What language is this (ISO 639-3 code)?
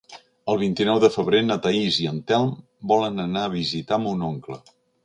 cat